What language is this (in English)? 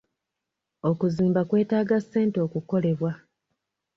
Ganda